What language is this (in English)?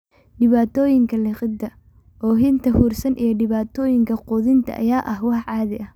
Somali